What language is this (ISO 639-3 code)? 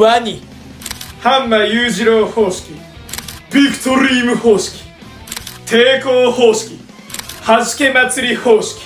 jpn